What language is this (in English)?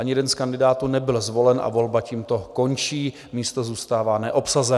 Czech